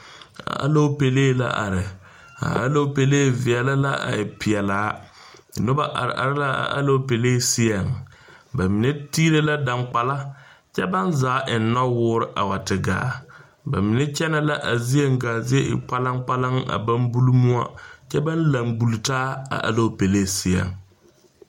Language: Southern Dagaare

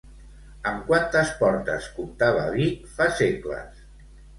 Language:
Catalan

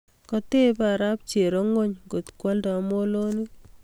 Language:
Kalenjin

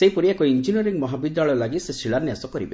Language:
Odia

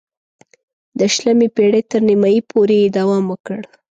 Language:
Pashto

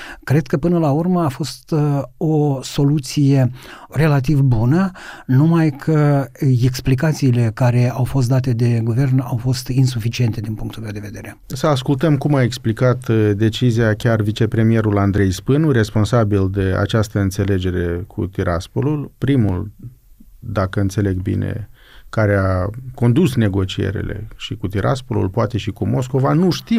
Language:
Romanian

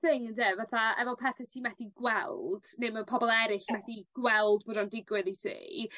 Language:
Welsh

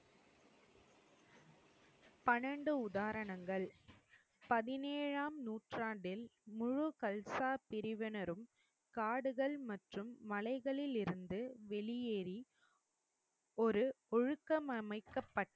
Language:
Tamil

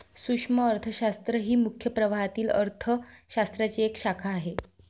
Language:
Marathi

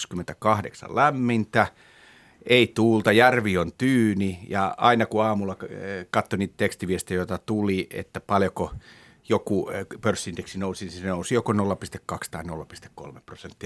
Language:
Finnish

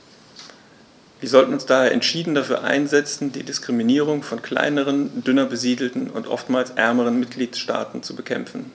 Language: German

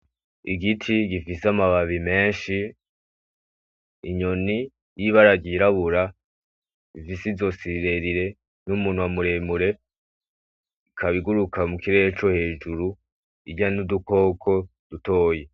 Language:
Rundi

